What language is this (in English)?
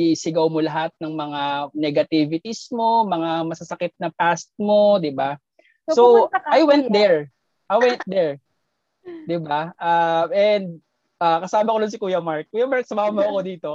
Filipino